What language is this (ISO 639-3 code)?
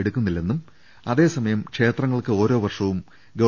mal